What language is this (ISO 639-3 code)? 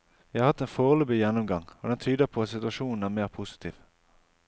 nor